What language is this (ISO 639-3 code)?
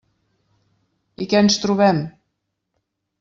cat